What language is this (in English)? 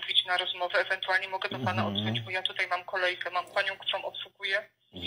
Polish